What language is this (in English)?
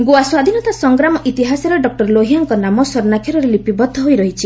Odia